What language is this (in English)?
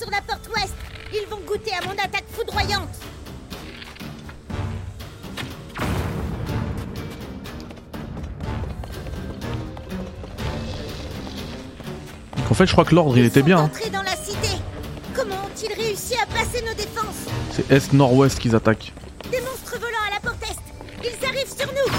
French